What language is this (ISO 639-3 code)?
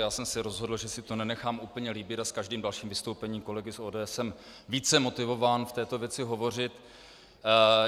ces